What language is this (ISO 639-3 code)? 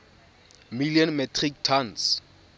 tsn